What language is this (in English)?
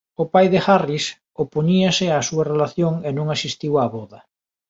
Galician